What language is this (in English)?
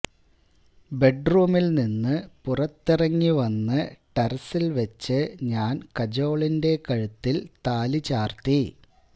Malayalam